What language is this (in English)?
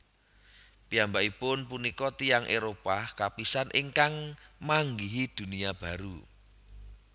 Javanese